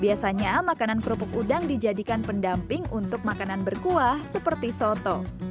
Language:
Indonesian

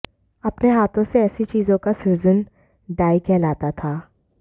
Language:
Hindi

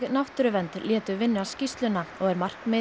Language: Icelandic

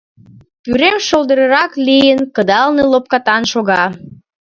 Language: Mari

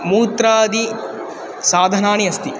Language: Sanskrit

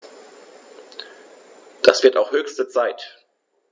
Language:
German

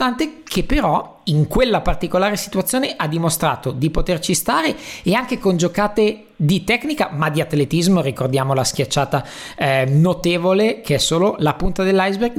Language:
Italian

